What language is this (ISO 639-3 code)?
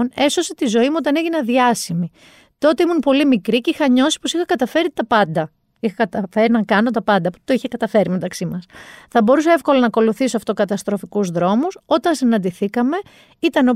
ell